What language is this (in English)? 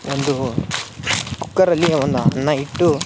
Kannada